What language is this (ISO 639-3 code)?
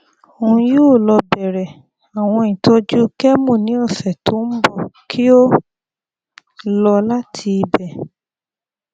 yor